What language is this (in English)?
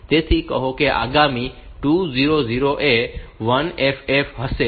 Gujarati